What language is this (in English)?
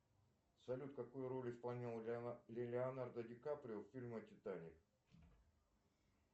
Russian